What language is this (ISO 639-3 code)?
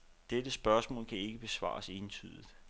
dan